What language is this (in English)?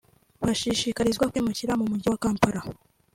Kinyarwanda